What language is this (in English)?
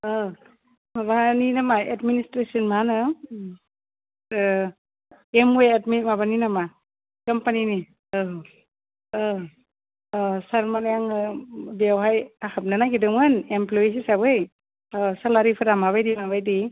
Bodo